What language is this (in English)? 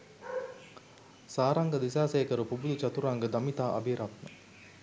Sinhala